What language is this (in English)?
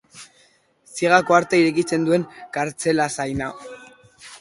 Basque